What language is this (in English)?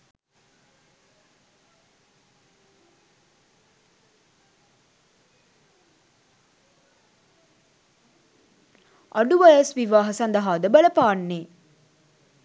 Sinhala